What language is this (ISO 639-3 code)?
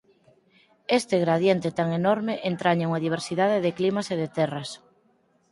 glg